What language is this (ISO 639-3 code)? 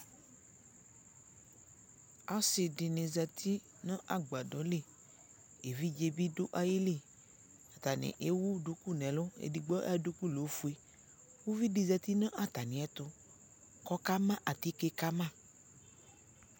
kpo